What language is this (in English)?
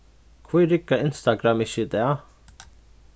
Faroese